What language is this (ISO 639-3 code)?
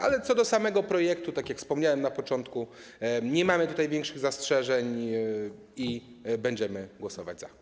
pol